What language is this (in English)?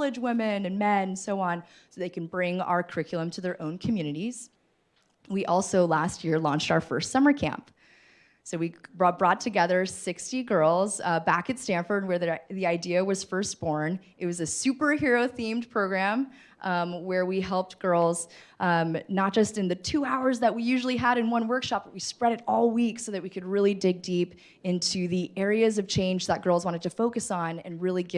English